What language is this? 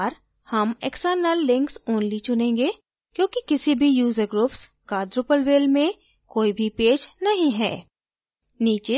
Hindi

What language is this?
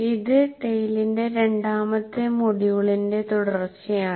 Malayalam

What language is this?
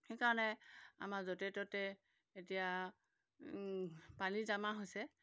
Assamese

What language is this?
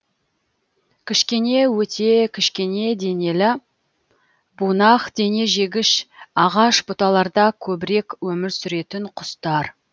Kazakh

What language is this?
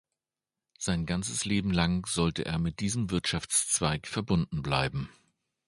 German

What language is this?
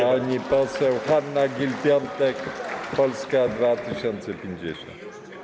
Polish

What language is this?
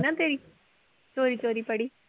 Punjabi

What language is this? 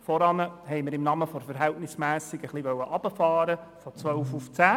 Swiss German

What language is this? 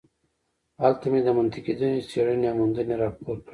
Pashto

